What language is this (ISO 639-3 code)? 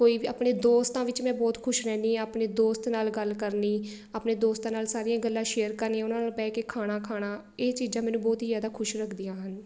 pan